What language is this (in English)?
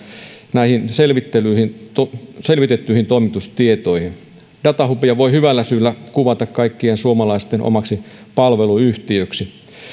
Finnish